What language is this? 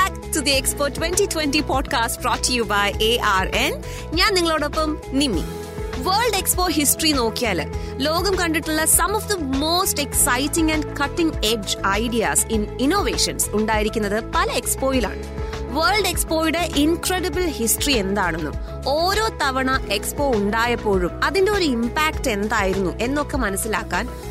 Malayalam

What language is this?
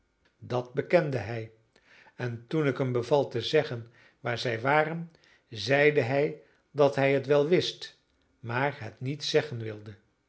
Dutch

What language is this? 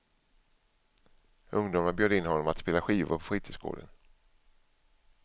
Swedish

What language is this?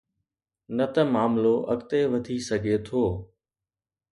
Sindhi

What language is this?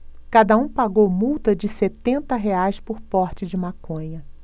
Portuguese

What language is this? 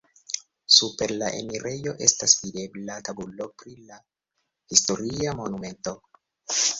Esperanto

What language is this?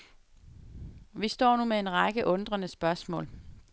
Danish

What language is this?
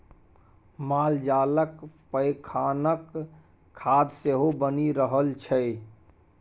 Maithili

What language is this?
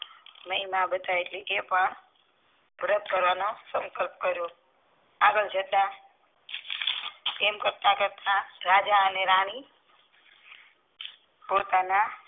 Gujarati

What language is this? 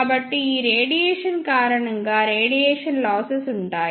Telugu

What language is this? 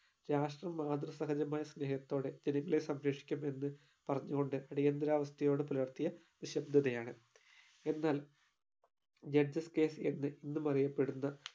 Malayalam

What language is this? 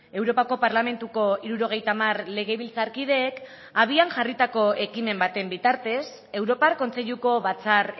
Basque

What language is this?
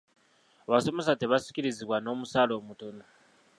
Ganda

